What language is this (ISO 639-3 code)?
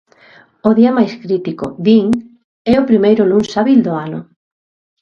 glg